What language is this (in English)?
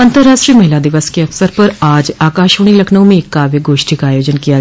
Hindi